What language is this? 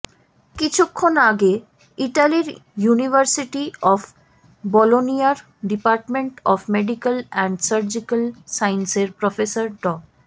Bangla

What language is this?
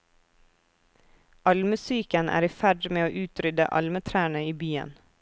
Norwegian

